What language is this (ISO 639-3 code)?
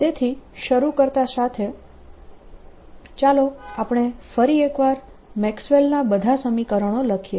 guj